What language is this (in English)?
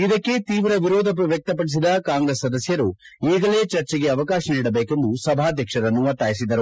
Kannada